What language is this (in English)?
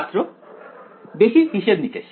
Bangla